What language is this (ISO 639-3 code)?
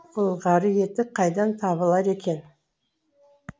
kaz